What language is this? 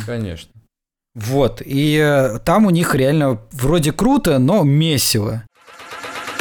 Russian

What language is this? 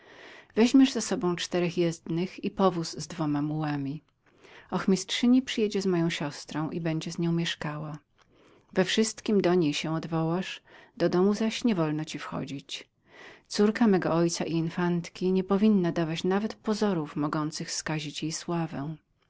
Polish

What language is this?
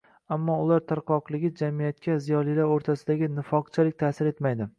Uzbek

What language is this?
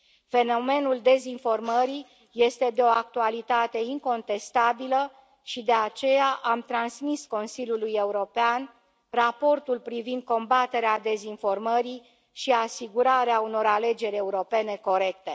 Romanian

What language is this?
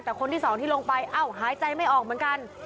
Thai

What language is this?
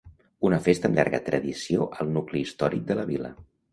Catalan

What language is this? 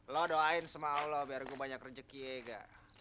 Indonesian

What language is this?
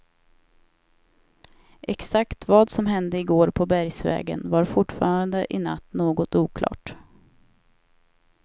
Swedish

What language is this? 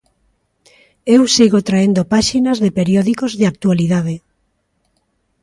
Galician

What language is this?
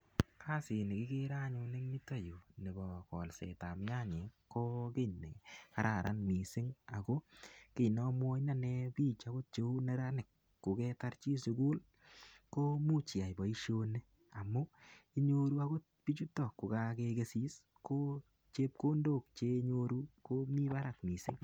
Kalenjin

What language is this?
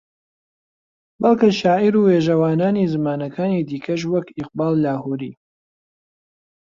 Central Kurdish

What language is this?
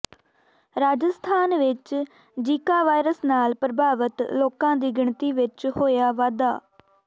Punjabi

